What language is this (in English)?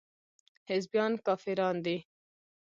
Pashto